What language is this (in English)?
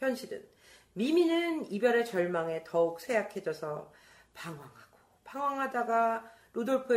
Korean